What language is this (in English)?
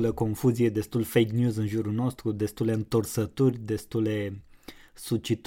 Romanian